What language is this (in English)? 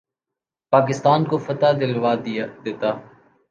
Urdu